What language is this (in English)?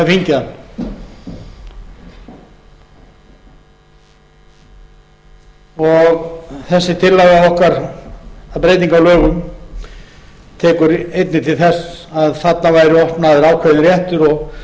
Icelandic